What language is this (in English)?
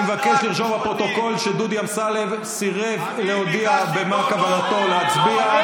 Hebrew